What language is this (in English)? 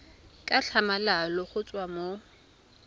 Tswana